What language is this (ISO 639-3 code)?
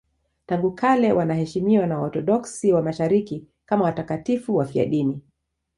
swa